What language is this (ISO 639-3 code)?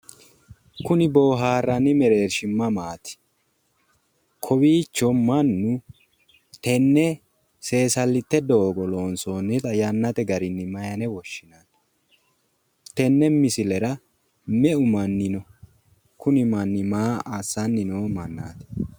sid